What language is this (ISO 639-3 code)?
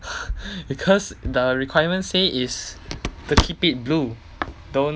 eng